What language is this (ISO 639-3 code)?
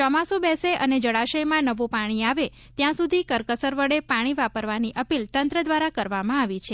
guj